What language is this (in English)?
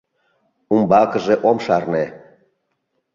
Mari